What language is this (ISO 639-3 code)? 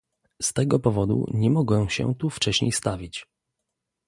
pol